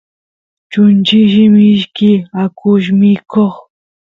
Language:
Santiago del Estero Quichua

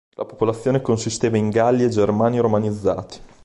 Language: Italian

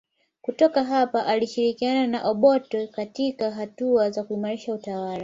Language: Swahili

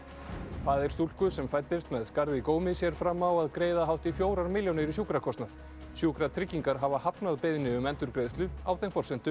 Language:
Icelandic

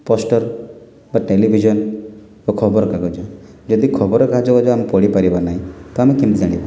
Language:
Odia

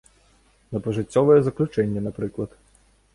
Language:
Belarusian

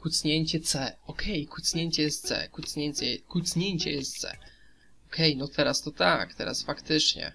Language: Polish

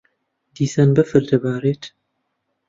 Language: Central Kurdish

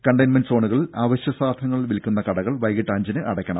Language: Malayalam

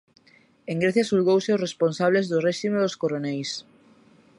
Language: Galician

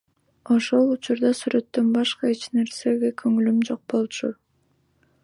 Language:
Kyrgyz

